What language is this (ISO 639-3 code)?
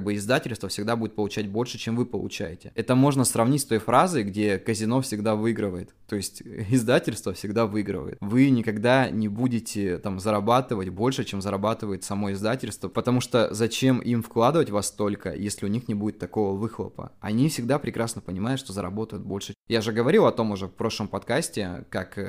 rus